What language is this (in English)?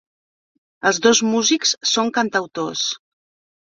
Catalan